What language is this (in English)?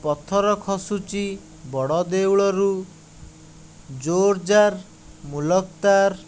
Odia